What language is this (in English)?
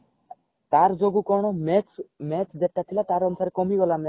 Odia